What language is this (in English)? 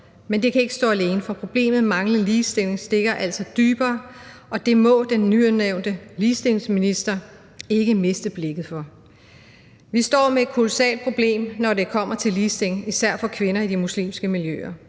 Danish